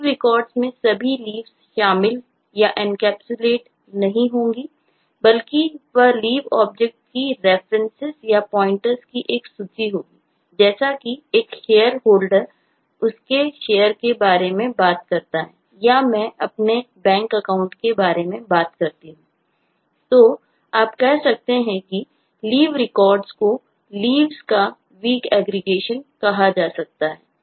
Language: Hindi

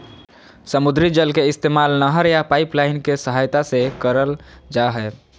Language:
Magahi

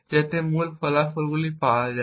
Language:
Bangla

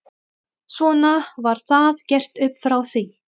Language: Icelandic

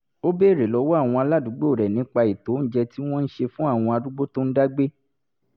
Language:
Yoruba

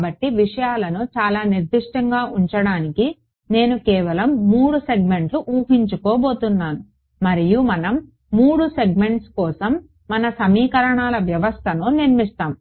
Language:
Telugu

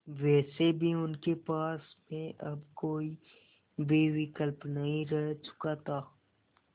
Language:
Hindi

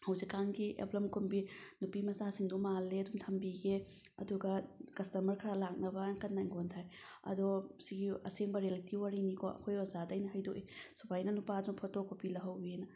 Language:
Manipuri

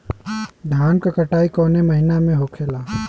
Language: Bhojpuri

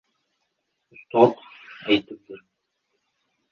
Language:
Uzbek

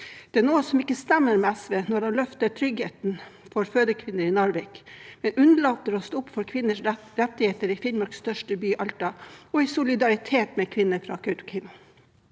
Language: Norwegian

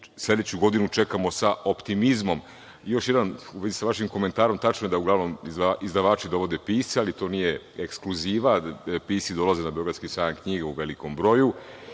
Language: Serbian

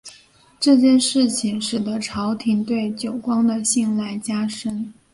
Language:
Chinese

